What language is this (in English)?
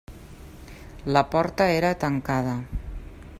Catalan